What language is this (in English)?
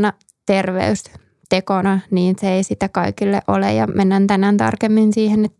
Finnish